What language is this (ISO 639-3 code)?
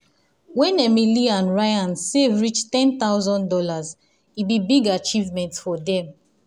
pcm